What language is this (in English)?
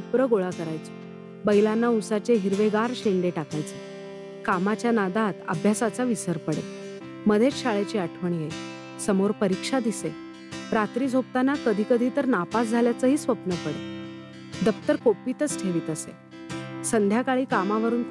Marathi